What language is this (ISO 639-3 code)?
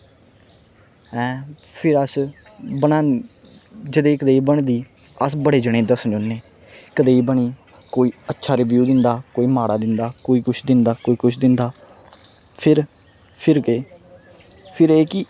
doi